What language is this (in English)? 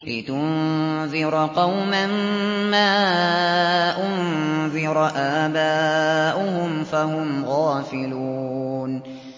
Arabic